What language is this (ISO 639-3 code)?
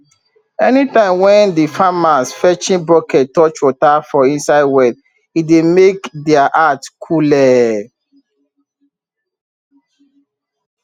pcm